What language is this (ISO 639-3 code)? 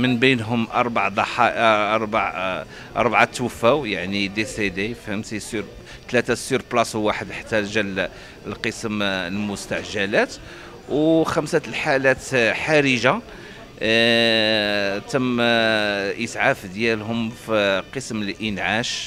ara